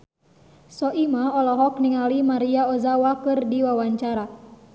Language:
Sundanese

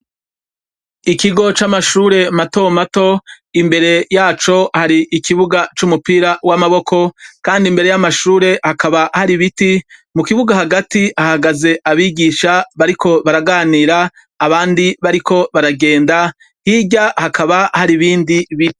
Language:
Rundi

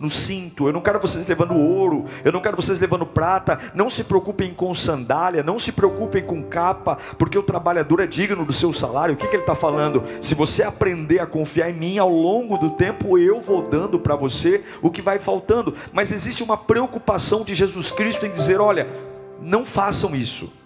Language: Portuguese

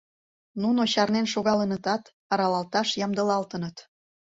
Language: Mari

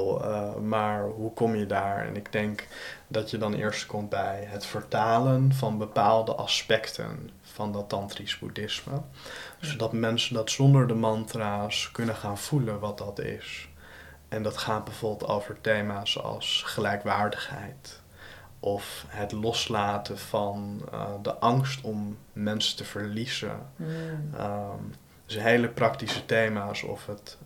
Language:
Dutch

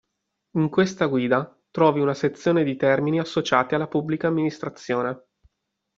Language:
Italian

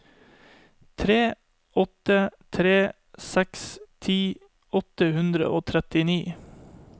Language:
Norwegian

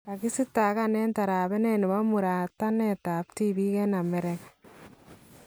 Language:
Kalenjin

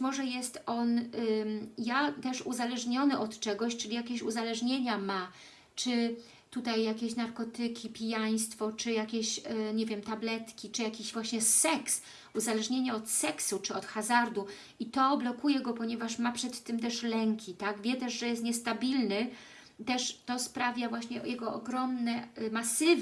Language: Polish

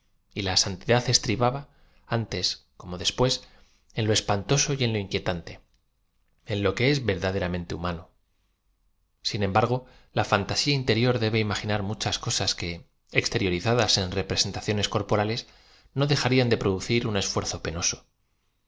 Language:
Spanish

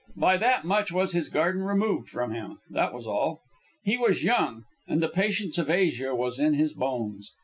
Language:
English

